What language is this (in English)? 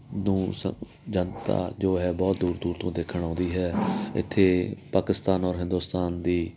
Punjabi